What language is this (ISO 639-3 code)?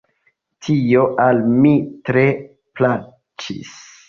epo